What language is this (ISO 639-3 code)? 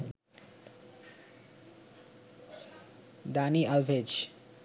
ben